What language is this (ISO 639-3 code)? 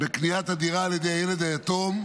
heb